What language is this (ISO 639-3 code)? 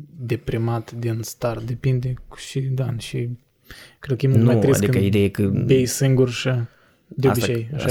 ron